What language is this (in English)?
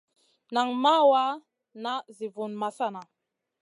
Masana